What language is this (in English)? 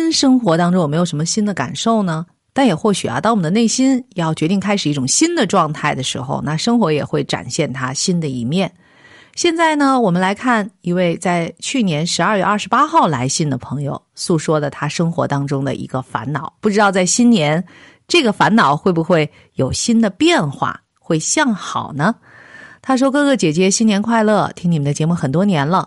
Chinese